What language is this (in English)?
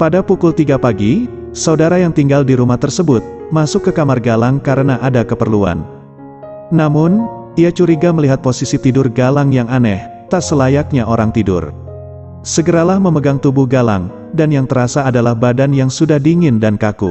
Indonesian